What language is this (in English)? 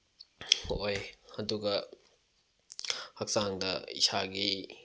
Manipuri